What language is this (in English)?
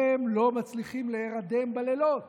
Hebrew